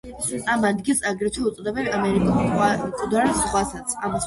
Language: Georgian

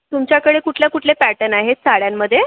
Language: Marathi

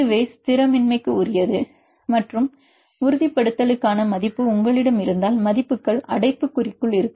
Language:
Tamil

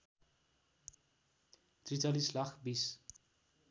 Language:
Nepali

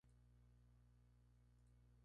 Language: Spanish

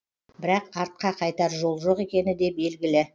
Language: Kazakh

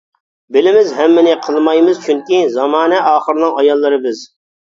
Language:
Uyghur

